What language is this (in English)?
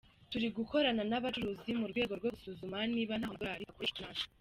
Kinyarwanda